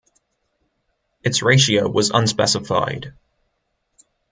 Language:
English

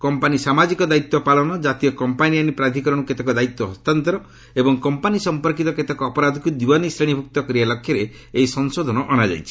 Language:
Odia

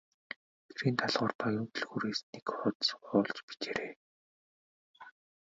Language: Mongolian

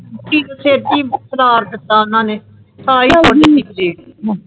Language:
Punjabi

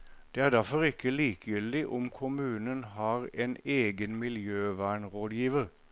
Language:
Norwegian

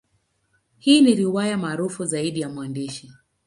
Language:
Swahili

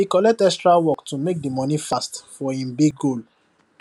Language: Nigerian Pidgin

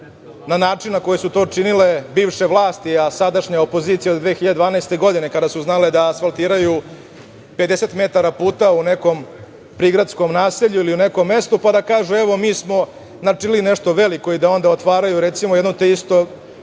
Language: Serbian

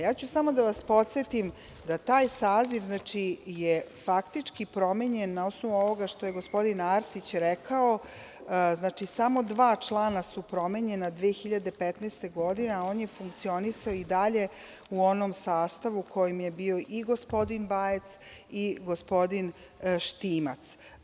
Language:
Serbian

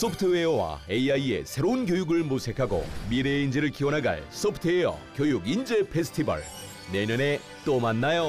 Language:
Korean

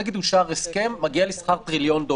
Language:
Hebrew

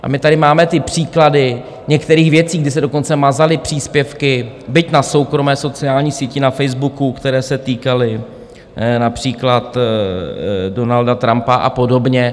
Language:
Czech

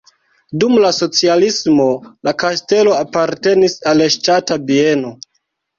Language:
Esperanto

